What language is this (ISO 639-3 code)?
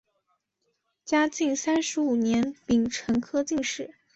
zho